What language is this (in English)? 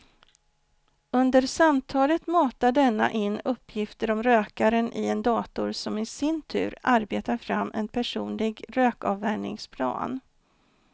Swedish